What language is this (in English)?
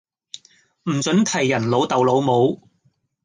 Cantonese